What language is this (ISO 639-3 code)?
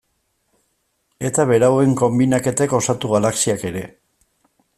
eus